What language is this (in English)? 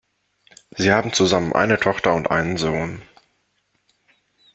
German